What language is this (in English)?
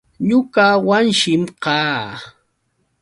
Yauyos Quechua